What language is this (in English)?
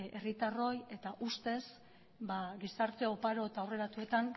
Basque